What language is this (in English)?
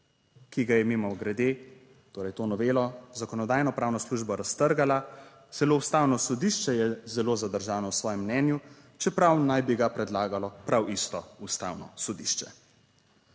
Slovenian